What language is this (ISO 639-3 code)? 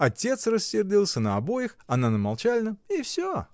rus